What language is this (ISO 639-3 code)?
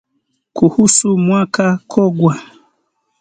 swa